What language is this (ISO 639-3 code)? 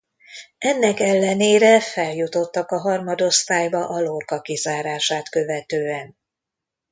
hun